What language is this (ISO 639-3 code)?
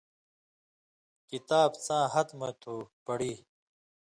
mvy